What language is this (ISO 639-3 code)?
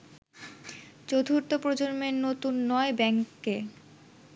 ben